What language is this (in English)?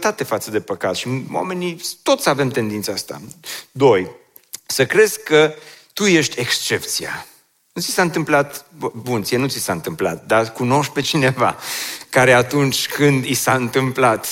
Romanian